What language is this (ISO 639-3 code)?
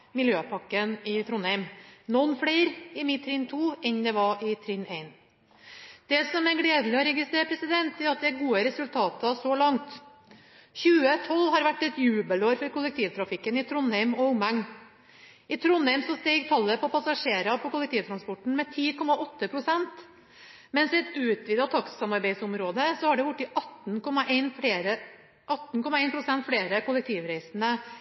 nob